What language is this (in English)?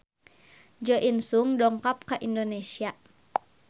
Sundanese